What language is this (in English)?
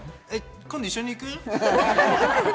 Japanese